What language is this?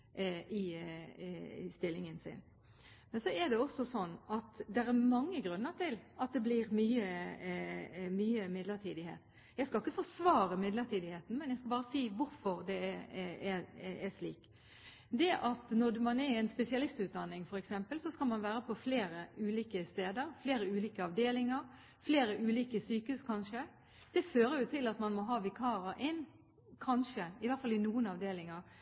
Norwegian Bokmål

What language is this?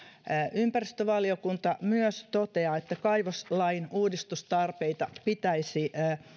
Finnish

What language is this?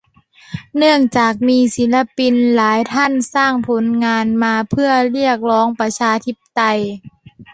Thai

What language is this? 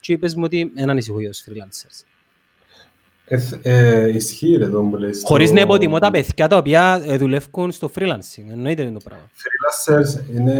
Greek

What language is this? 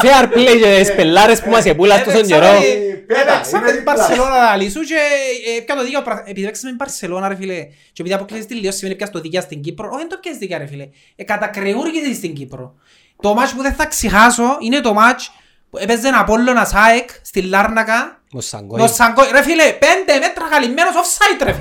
Greek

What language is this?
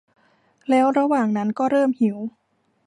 Thai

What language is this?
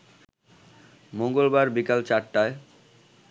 Bangla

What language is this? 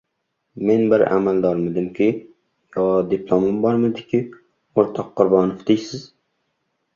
Uzbek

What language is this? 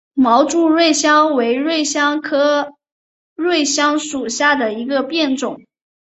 Chinese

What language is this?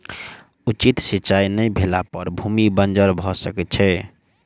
Maithili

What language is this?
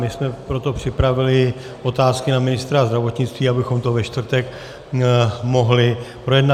Czech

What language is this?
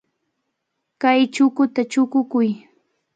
Cajatambo North Lima Quechua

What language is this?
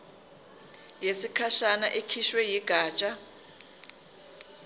Zulu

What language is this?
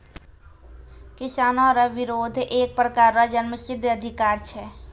Maithili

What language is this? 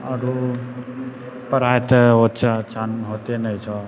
Maithili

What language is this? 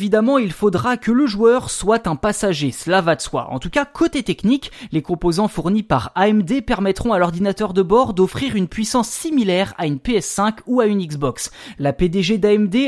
French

